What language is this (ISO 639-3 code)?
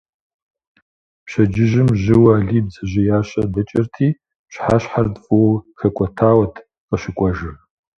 kbd